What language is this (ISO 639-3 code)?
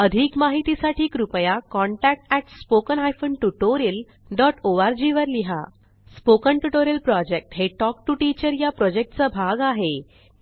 mar